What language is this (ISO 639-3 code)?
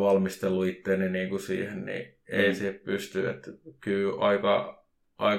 fin